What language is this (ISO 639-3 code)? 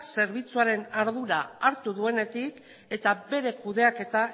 eus